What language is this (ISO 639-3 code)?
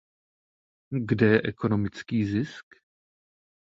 ces